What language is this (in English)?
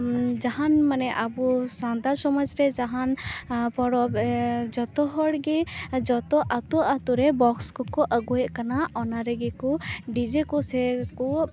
Santali